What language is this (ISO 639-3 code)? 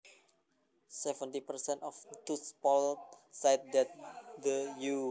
jav